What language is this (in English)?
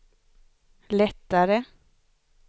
Swedish